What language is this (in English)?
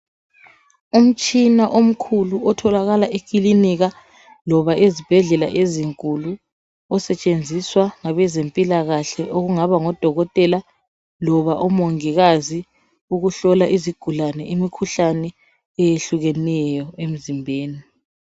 North Ndebele